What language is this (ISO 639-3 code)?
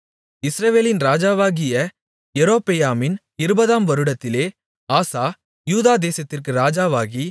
tam